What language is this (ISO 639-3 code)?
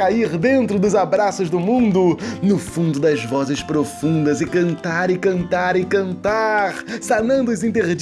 por